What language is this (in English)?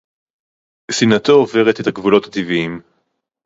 Hebrew